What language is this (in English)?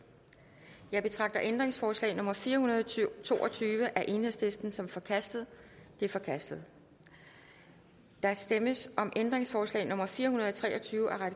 Danish